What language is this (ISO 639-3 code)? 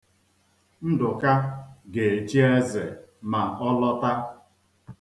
ibo